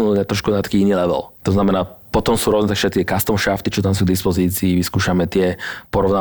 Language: Slovak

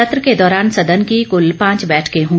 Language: Hindi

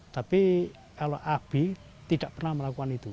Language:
Indonesian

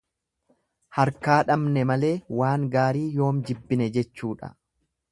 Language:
Oromo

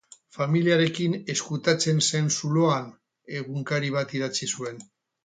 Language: Basque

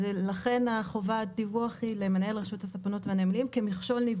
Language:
Hebrew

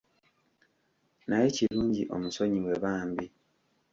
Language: Ganda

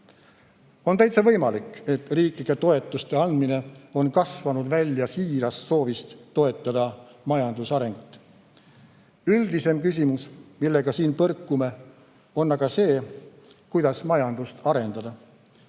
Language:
Estonian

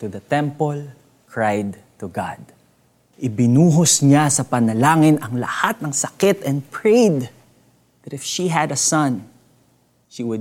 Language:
Filipino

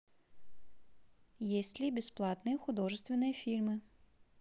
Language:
Russian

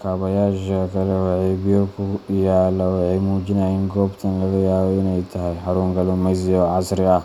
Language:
Somali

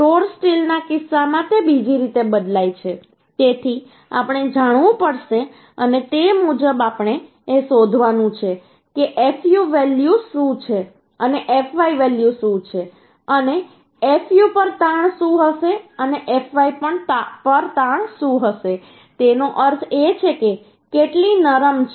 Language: Gujarati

